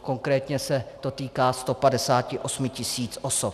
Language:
Czech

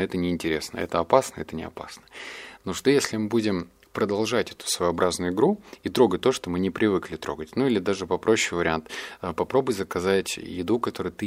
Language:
Russian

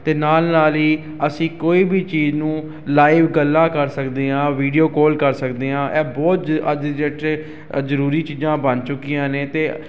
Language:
Punjabi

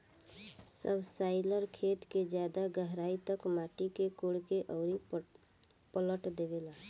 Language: Bhojpuri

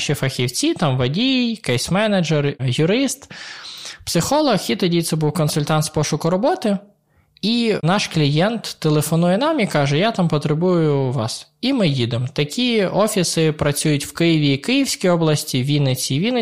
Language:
Ukrainian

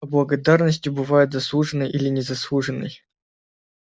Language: Russian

